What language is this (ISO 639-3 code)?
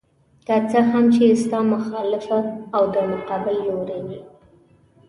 pus